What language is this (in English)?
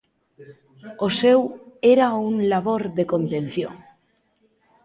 Galician